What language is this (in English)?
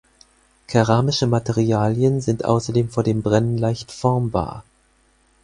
German